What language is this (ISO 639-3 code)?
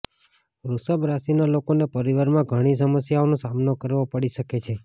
guj